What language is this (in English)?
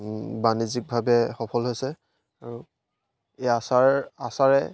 Assamese